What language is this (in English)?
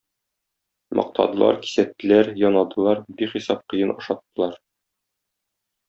Tatar